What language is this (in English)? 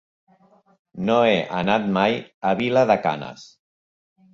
Catalan